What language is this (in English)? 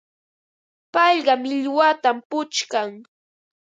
Ambo-Pasco Quechua